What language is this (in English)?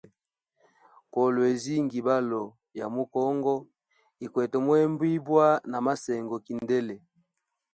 Hemba